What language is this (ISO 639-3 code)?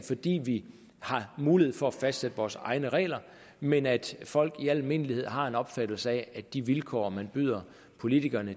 dan